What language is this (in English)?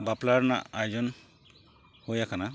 Santali